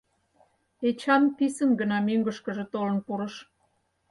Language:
Mari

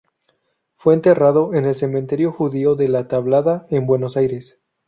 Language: Spanish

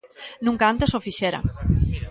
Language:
Galician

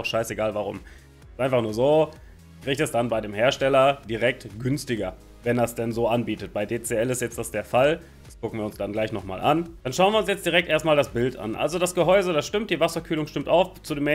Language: German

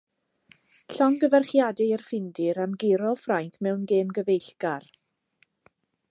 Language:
Welsh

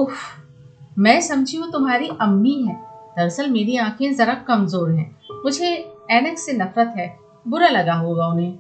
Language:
Hindi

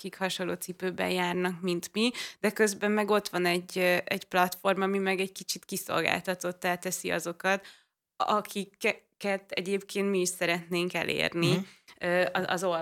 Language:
Hungarian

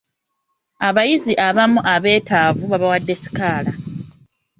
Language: Ganda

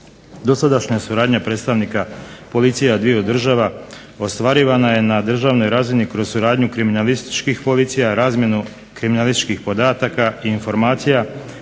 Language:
Croatian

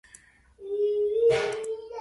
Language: Uzbek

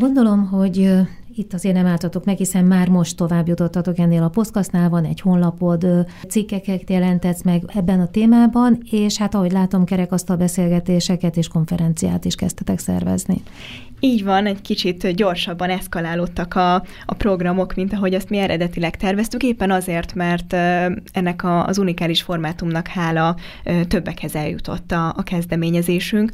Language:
Hungarian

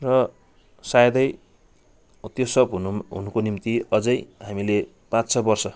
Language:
Nepali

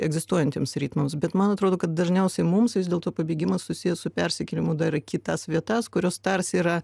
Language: Lithuanian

